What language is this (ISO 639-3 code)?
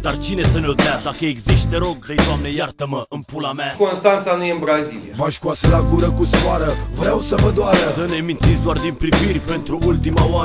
ron